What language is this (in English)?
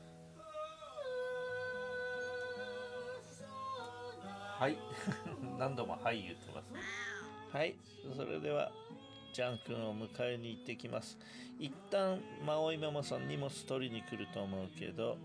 Japanese